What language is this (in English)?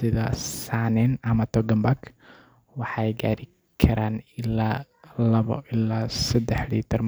Somali